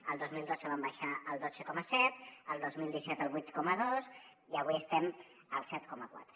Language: Catalan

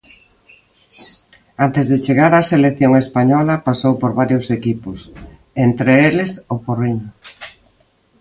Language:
Galician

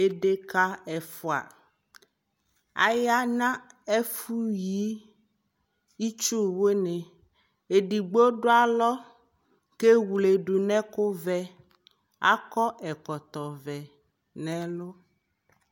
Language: Ikposo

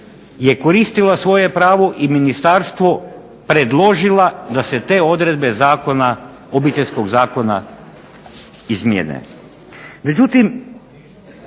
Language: Croatian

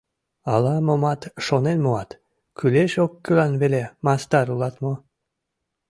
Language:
Mari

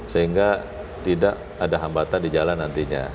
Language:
Indonesian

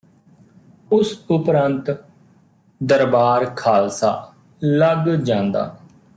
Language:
Punjabi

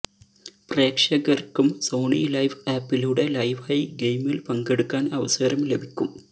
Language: Malayalam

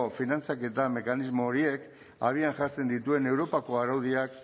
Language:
Basque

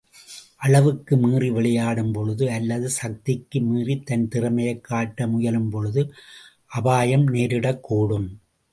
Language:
Tamil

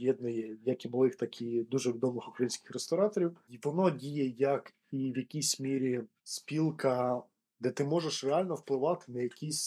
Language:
Ukrainian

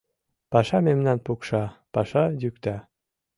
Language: Mari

